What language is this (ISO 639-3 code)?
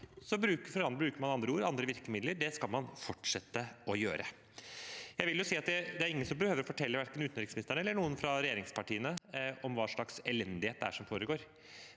nor